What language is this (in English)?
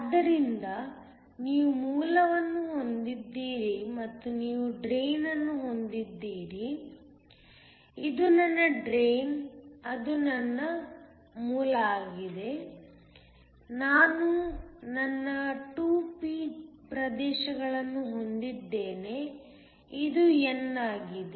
Kannada